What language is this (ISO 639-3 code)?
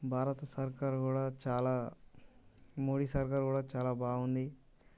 tel